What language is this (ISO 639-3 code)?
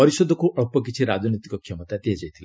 ori